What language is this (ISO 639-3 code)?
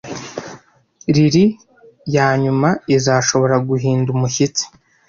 kin